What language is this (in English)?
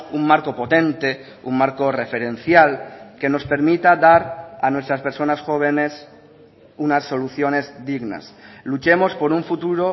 Spanish